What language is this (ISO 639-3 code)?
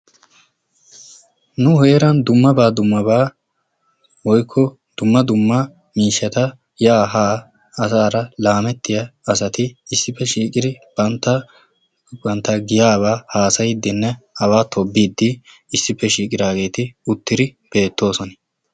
wal